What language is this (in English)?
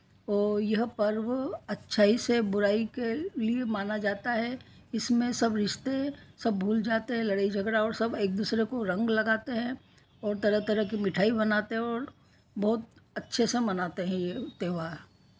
Hindi